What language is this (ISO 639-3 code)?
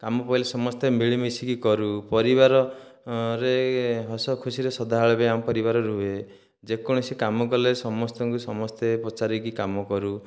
ori